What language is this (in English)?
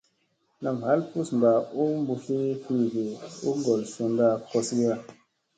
Musey